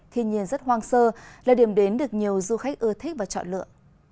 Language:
Vietnamese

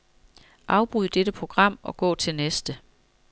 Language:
Danish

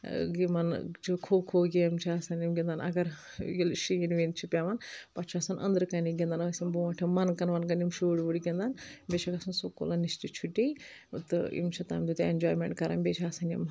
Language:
Kashmiri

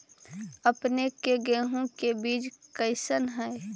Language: Magahi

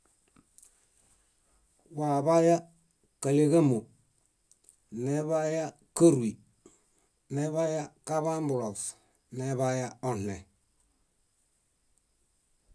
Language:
Bayot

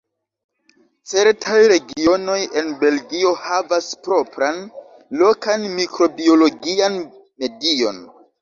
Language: Esperanto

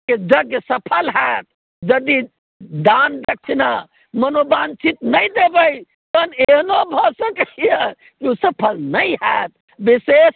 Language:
Maithili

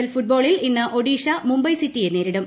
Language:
Malayalam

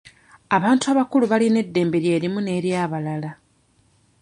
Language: Ganda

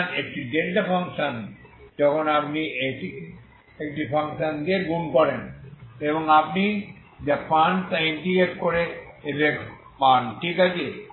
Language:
Bangla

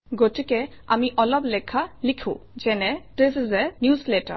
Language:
Assamese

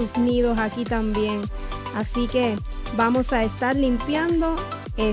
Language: Spanish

